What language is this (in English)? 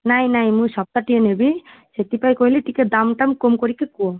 Odia